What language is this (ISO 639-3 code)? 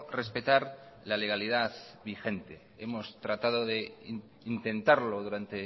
spa